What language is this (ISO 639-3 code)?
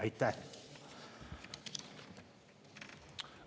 est